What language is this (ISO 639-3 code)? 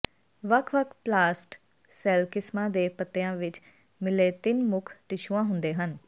pan